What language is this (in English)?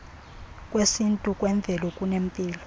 Xhosa